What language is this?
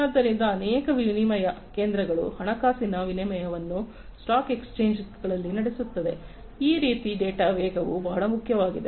Kannada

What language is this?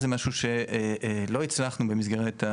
Hebrew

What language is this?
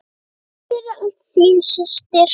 Icelandic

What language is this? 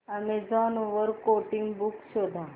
Marathi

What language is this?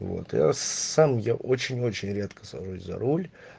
Russian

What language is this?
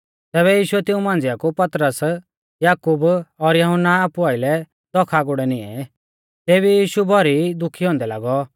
Mahasu Pahari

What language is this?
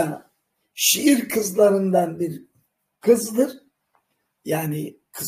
Turkish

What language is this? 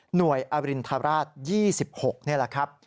Thai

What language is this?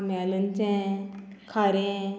Konkani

